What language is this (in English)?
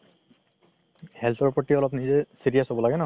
Assamese